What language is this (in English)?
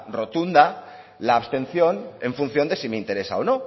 Spanish